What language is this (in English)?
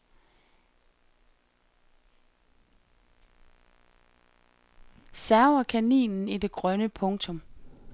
Danish